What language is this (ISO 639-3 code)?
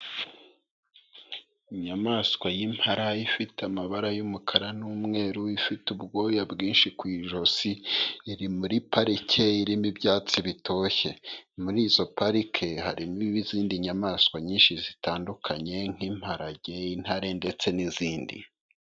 kin